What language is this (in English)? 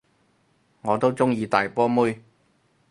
Cantonese